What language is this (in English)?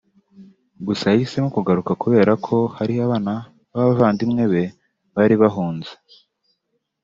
Kinyarwanda